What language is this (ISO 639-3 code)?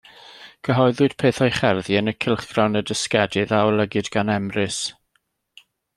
cym